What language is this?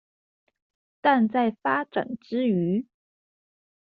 Chinese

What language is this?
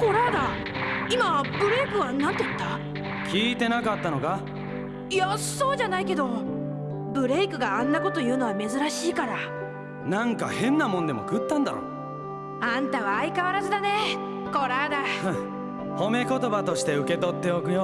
Japanese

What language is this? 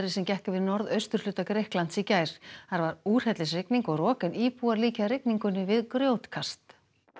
Icelandic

